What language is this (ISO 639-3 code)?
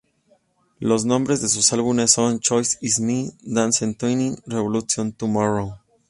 spa